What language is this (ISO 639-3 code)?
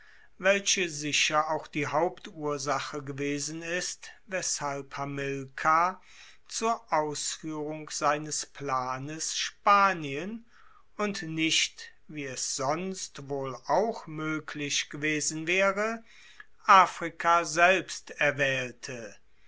deu